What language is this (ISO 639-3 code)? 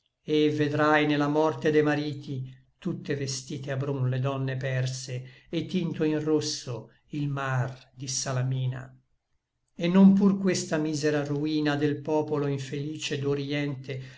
ita